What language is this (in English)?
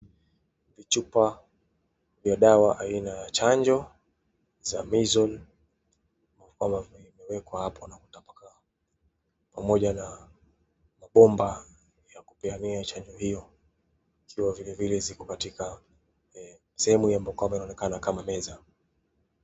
Swahili